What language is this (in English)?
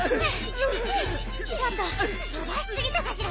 Japanese